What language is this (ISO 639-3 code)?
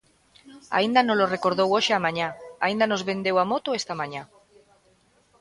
glg